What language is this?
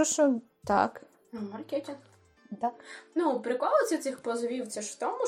Ukrainian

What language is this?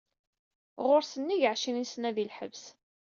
Kabyle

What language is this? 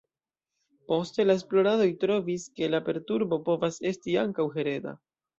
Esperanto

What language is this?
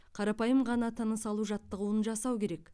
Kazakh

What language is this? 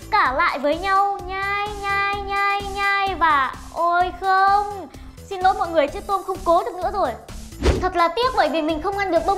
Vietnamese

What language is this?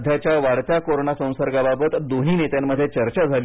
Marathi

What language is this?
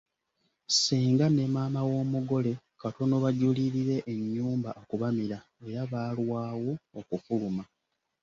Ganda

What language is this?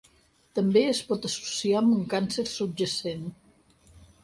Catalan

